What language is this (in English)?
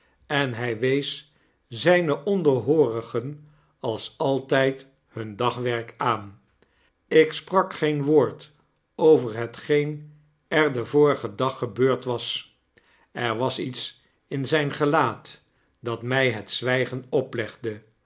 Dutch